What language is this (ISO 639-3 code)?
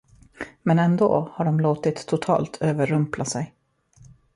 swe